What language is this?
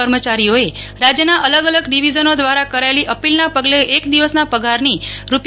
Gujarati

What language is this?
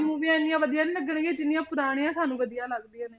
Punjabi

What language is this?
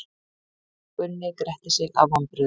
Icelandic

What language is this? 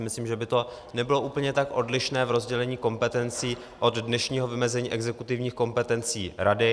Czech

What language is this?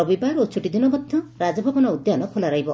Odia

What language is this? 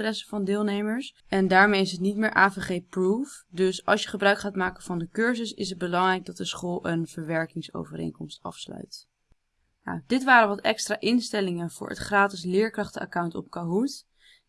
Dutch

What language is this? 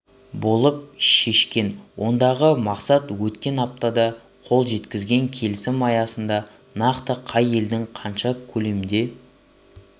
Kazakh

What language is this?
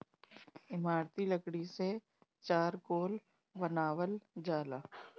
Bhojpuri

